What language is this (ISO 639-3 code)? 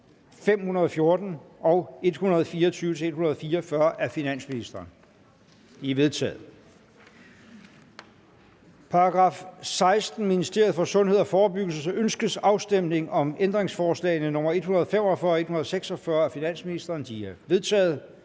dan